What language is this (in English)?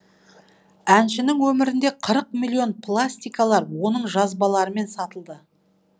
Kazakh